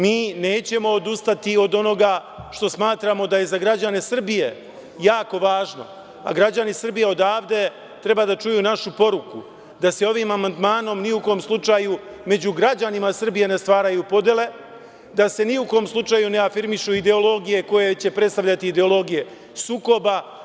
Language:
Serbian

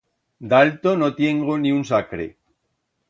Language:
Aragonese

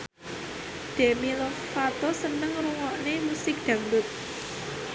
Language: Javanese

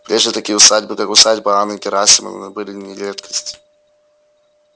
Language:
Russian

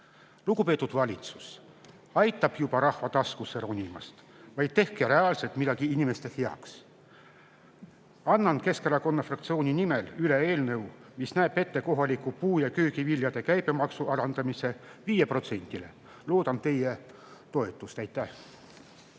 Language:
Estonian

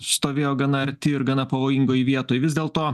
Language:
Lithuanian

